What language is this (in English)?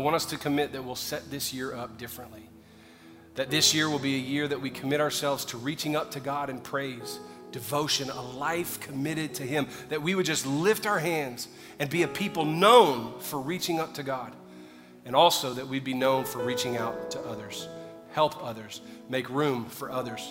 English